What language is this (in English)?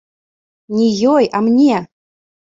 Belarusian